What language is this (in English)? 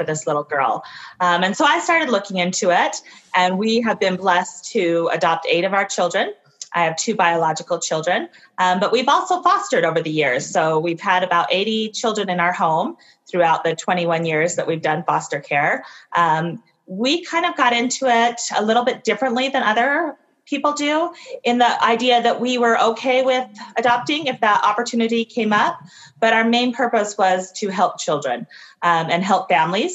English